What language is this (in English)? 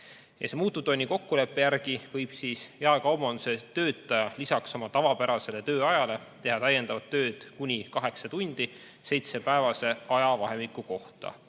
Estonian